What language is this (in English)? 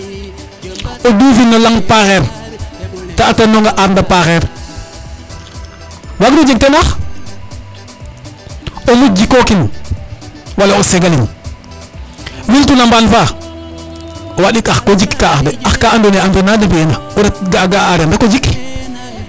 Serer